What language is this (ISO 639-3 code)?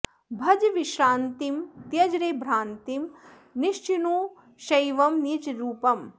san